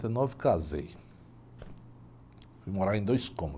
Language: Portuguese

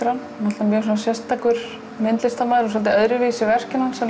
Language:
Icelandic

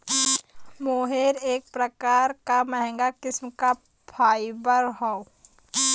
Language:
Bhojpuri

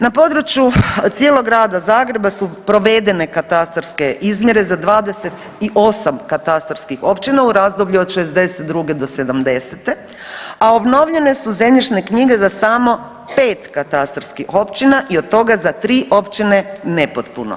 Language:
Croatian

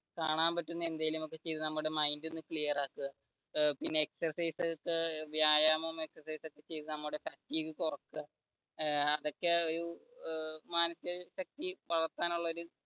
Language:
Malayalam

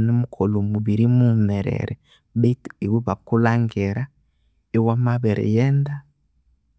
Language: Konzo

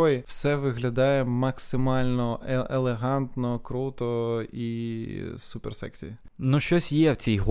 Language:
Ukrainian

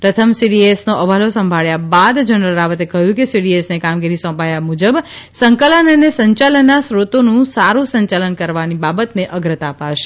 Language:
Gujarati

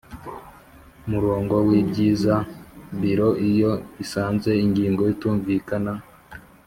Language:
Kinyarwanda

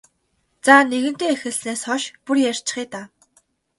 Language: Mongolian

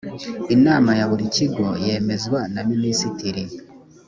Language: Kinyarwanda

